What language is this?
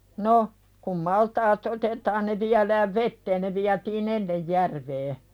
Finnish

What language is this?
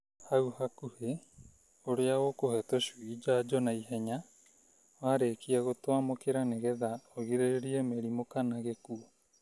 Kikuyu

